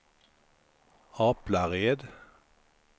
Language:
Swedish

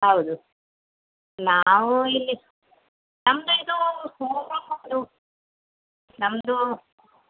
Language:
Kannada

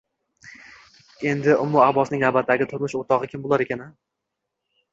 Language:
Uzbek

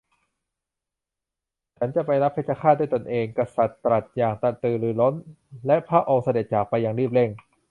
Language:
Thai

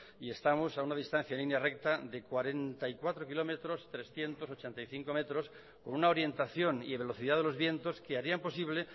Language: Spanish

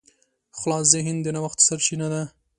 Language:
Pashto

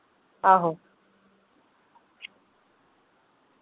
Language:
Dogri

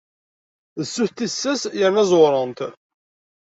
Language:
Kabyle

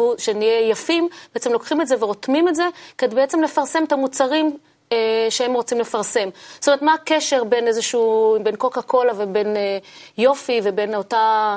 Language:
Hebrew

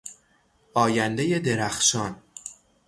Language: Persian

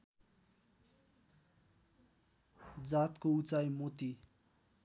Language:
Nepali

